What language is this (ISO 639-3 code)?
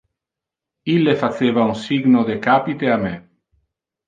ina